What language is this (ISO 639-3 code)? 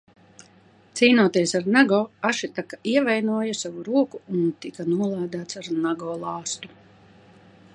lav